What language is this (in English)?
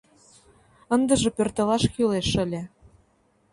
Mari